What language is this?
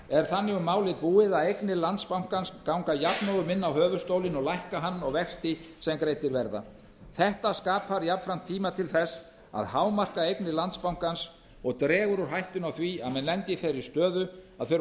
Icelandic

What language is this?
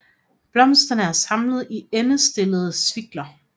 Danish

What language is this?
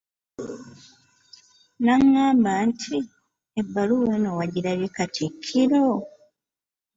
Ganda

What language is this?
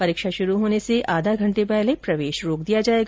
Hindi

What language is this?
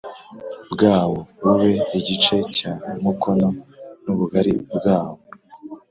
Kinyarwanda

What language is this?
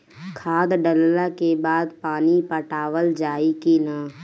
Bhojpuri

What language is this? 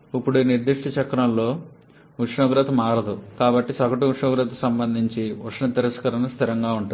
Telugu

